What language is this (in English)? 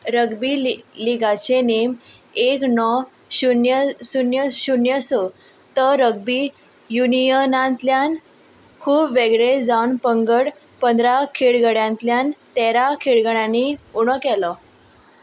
Konkani